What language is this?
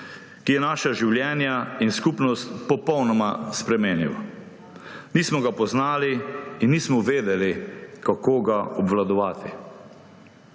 Slovenian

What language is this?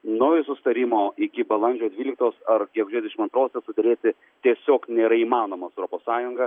Lithuanian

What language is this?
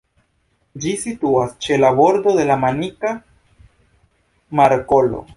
Esperanto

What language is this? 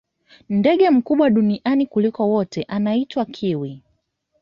Swahili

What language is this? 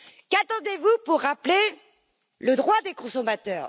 French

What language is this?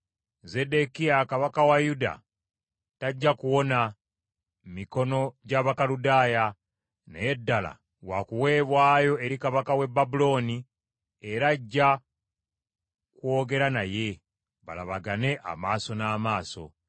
Ganda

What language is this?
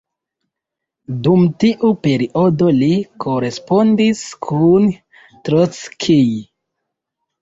Esperanto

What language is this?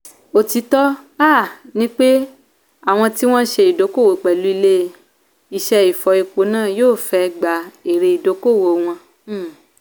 Yoruba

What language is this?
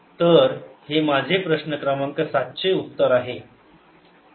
Marathi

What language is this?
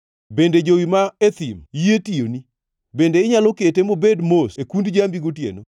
Luo (Kenya and Tanzania)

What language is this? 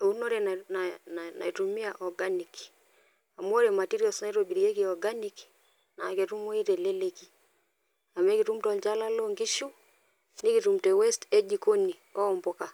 Masai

